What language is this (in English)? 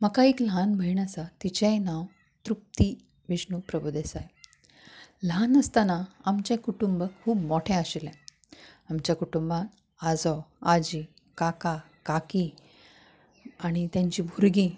Konkani